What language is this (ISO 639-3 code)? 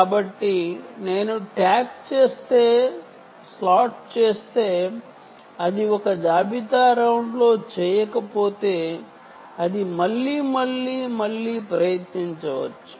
tel